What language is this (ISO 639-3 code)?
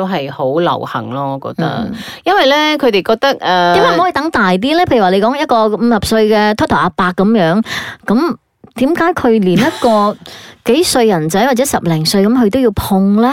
zho